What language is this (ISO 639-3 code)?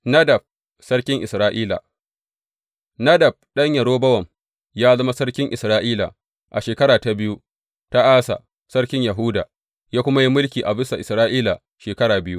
hau